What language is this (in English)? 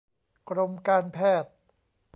Thai